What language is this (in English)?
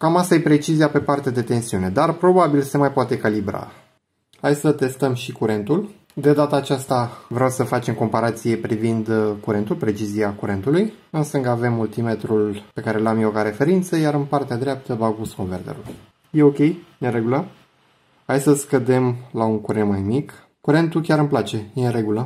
Romanian